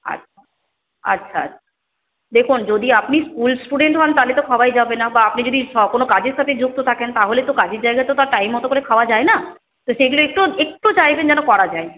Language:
Bangla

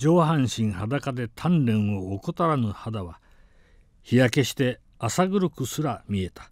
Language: Japanese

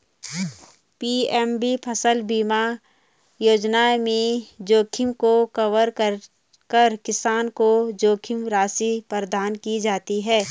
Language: Hindi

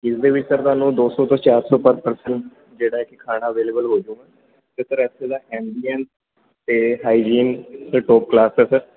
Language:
Punjabi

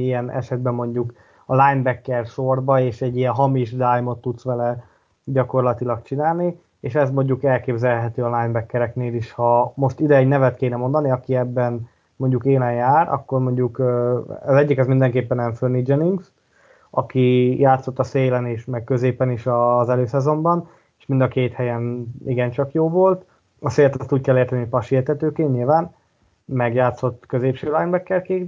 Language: Hungarian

